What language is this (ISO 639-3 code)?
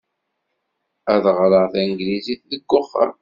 kab